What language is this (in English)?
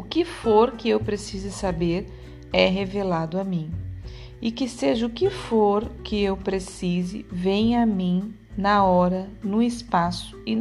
Portuguese